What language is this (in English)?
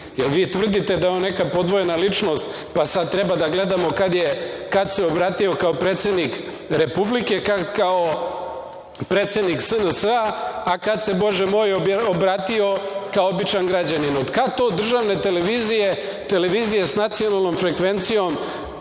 Serbian